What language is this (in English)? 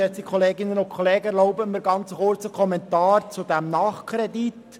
Swiss German